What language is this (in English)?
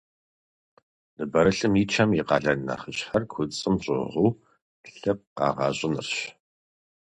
Kabardian